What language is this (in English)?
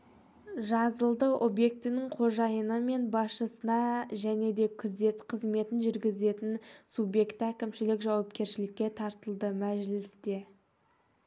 Kazakh